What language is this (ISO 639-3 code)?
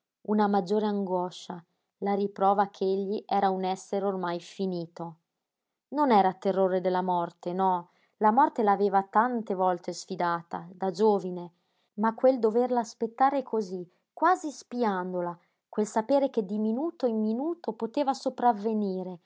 ita